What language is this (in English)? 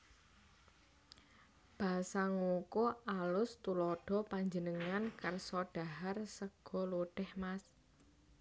Javanese